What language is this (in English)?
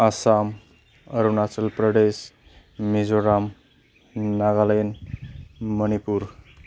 Bodo